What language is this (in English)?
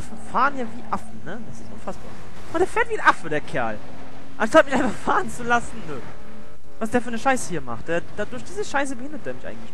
German